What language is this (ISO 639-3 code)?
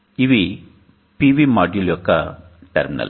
tel